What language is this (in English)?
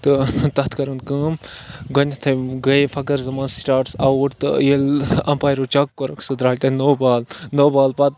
Kashmiri